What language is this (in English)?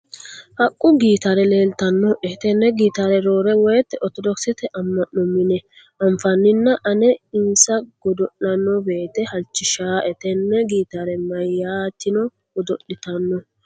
Sidamo